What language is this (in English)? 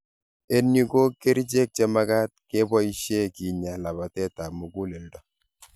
Kalenjin